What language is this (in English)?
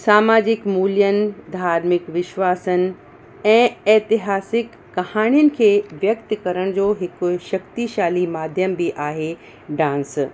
Sindhi